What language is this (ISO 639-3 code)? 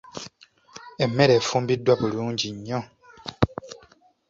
lug